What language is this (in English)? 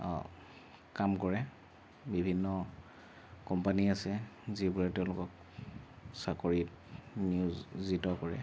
Assamese